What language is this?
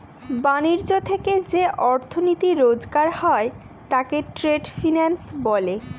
Bangla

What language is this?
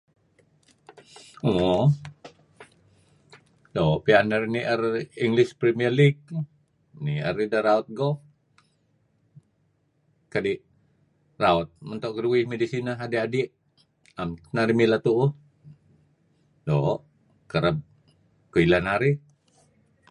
Kelabit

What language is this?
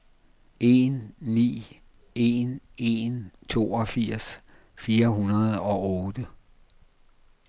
Danish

